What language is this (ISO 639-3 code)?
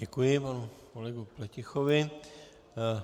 ces